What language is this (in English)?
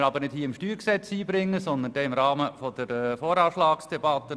Swiss German